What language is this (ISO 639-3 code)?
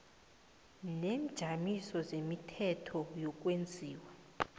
nbl